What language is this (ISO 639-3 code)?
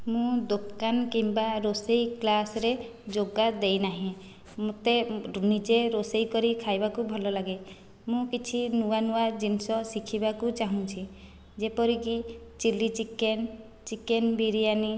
ori